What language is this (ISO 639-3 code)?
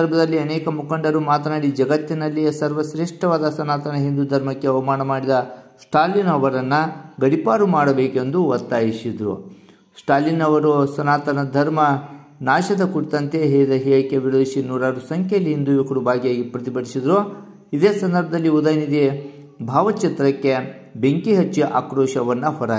ron